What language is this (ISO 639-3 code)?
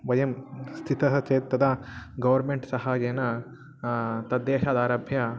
san